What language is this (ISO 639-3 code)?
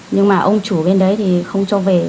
vie